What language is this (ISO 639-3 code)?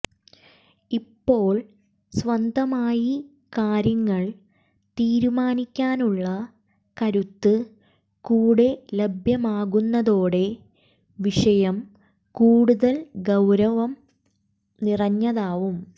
mal